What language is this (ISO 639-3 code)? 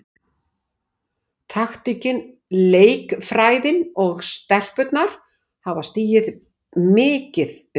isl